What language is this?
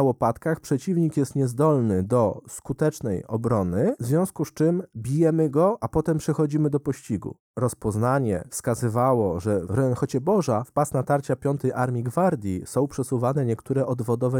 Polish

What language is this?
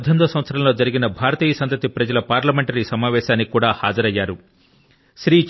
Telugu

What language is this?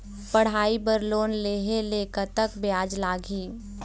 Chhattisgarhi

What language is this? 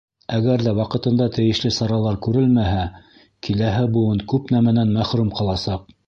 Bashkir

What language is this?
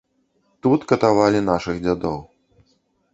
Belarusian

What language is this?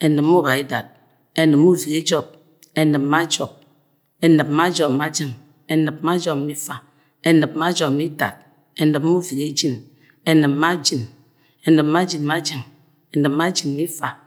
Agwagwune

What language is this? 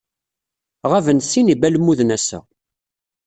Kabyle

